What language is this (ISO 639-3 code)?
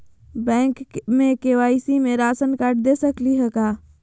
mag